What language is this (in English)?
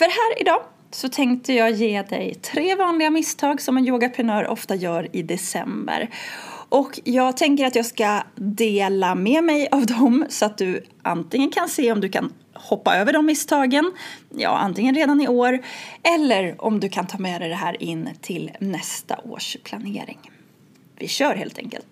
Swedish